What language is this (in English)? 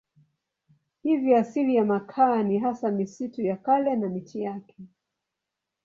Swahili